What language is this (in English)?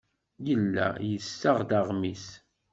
Kabyle